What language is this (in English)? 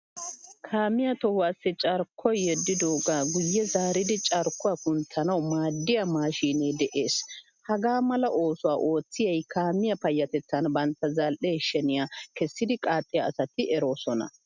Wolaytta